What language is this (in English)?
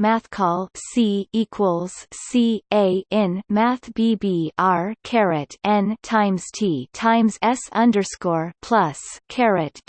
English